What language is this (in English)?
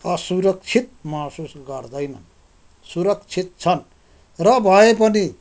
Nepali